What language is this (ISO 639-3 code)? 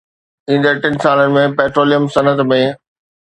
snd